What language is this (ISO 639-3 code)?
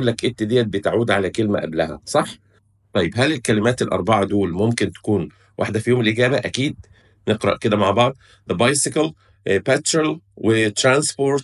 ara